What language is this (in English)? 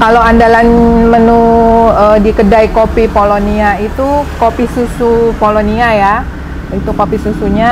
Indonesian